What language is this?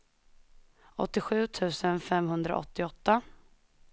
Swedish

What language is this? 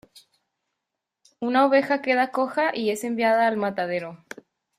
Spanish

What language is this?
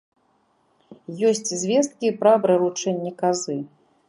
Belarusian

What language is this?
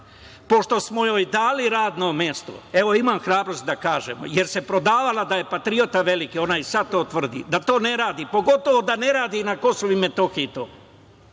Serbian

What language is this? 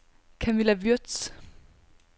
Danish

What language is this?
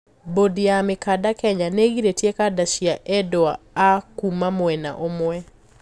Kikuyu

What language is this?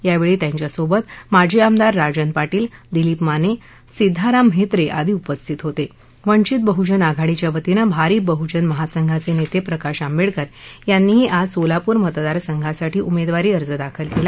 Marathi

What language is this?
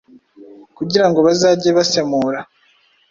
Kinyarwanda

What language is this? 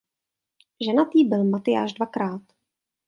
Czech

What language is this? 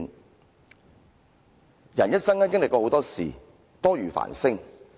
Cantonese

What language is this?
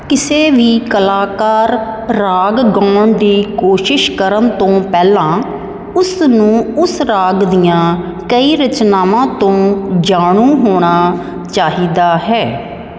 Punjabi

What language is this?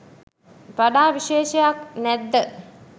Sinhala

